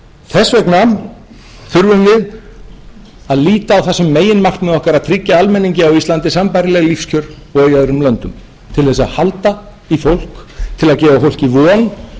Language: Icelandic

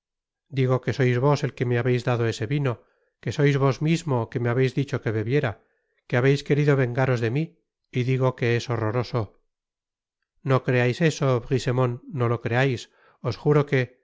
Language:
Spanish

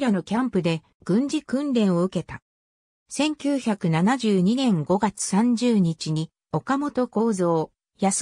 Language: Japanese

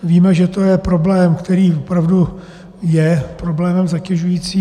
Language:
Czech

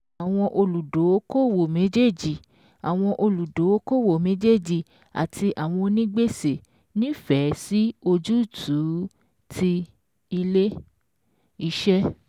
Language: Yoruba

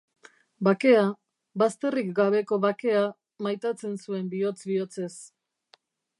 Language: Basque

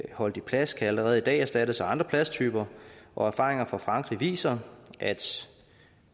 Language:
Danish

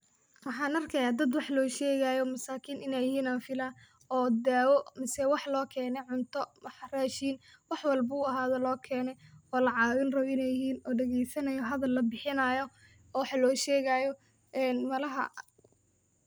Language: Somali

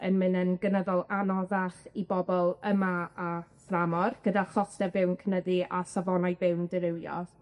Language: Welsh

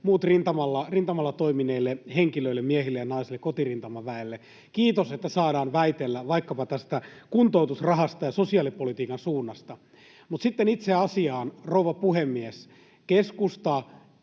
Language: Finnish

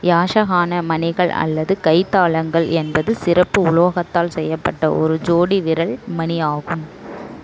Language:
Tamil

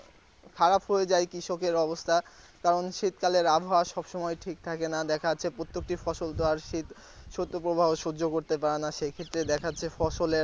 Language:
Bangla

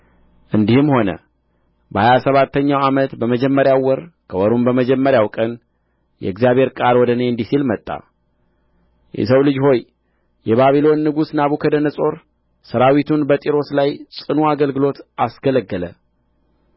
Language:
Amharic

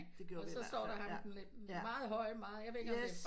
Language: Danish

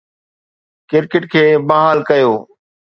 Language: Sindhi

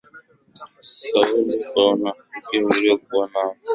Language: Swahili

